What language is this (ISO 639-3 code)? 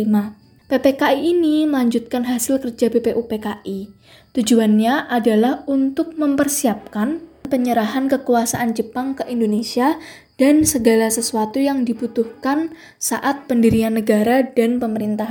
ind